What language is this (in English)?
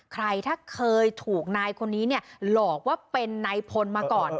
Thai